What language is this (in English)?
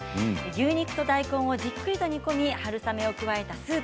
Japanese